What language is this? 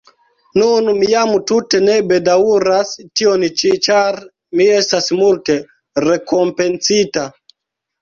Esperanto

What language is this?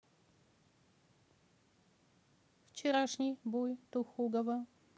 Russian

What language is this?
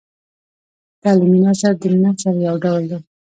Pashto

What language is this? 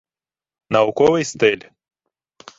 Ukrainian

